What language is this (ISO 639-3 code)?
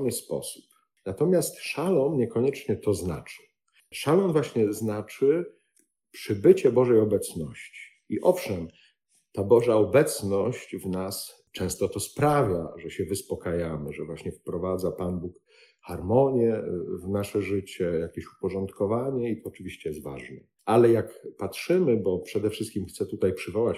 pol